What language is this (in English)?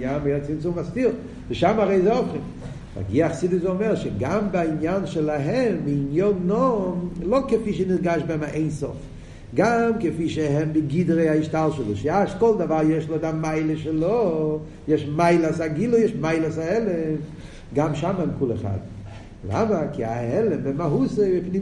Hebrew